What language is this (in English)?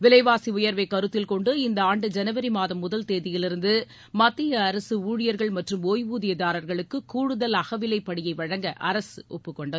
Tamil